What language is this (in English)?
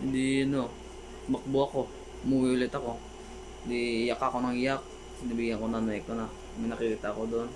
Filipino